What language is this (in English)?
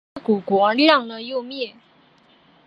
Chinese